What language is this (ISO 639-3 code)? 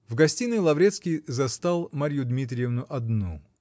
rus